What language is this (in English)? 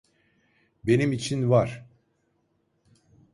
Turkish